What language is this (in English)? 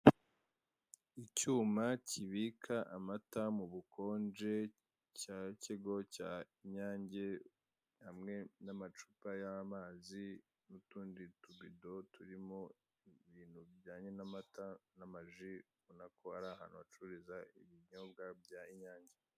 Kinyarwanda